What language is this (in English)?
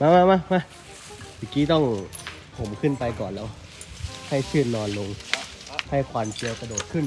Thai